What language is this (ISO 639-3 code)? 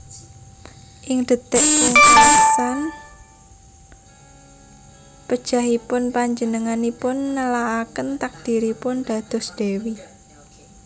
jav